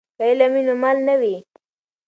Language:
Pashto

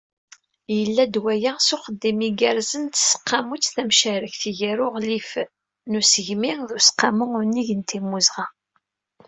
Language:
Kabyle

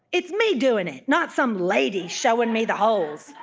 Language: English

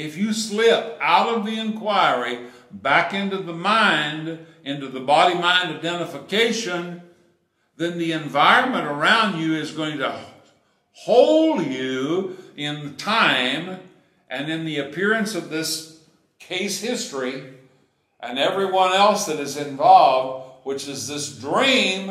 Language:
English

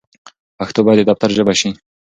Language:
Pashto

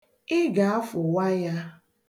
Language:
Igbo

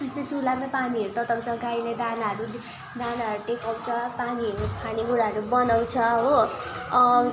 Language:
Nepali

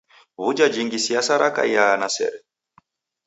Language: Taita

